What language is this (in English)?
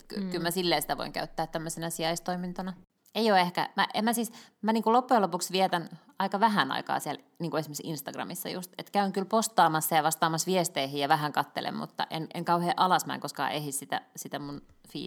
Finnish